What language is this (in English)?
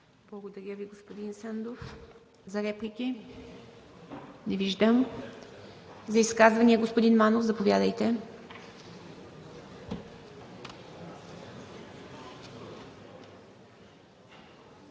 Bulgarian